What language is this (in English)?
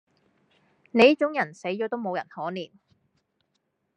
Cantonese